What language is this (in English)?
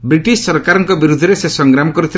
Odia